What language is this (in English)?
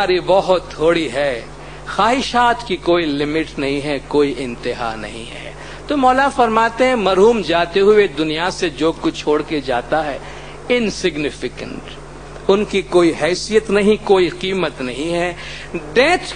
Hindi